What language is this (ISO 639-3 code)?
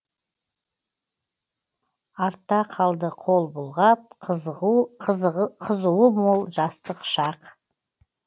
kaz